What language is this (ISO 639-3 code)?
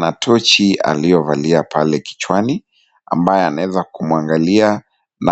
swa